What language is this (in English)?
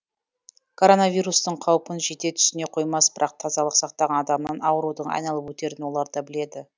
Kazakh